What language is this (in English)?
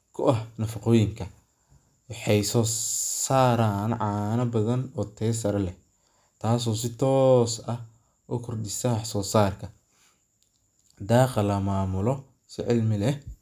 Somali